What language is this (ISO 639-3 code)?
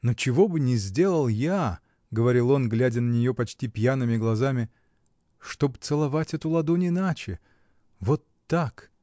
rus